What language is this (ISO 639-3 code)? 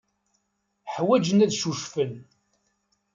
kab